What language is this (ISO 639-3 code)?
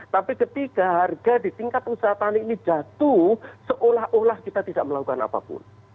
ind